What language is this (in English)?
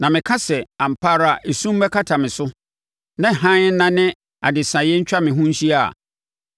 Akan